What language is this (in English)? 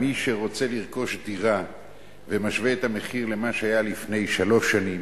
Hebrew